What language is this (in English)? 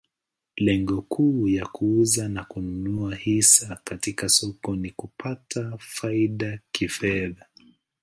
Swahili